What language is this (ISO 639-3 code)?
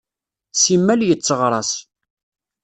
kab